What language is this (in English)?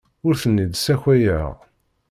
Kabyle